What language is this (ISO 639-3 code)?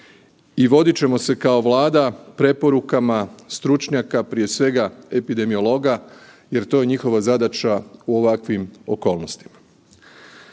hrv